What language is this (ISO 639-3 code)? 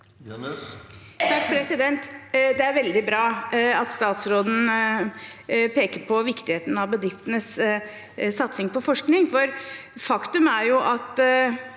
nor